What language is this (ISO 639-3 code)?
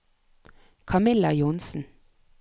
nor